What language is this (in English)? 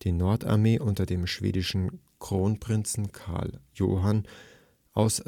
German